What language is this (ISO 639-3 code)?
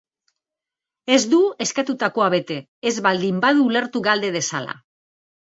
eus